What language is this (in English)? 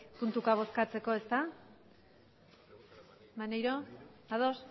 Basque